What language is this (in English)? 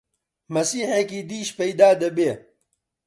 Central Kurdish